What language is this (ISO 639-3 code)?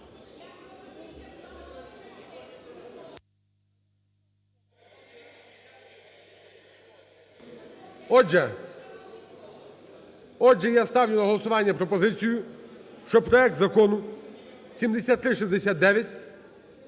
ukr